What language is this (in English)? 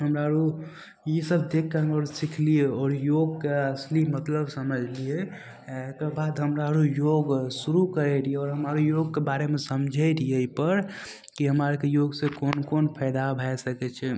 Maithili